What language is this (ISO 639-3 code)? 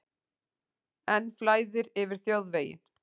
isl